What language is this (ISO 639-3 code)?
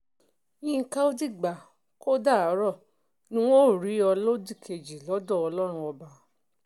yor